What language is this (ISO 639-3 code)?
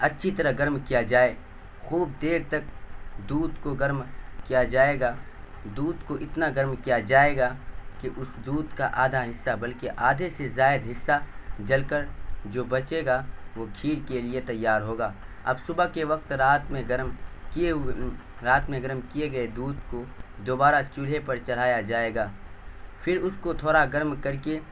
urd